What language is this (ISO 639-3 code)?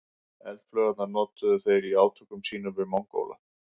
isl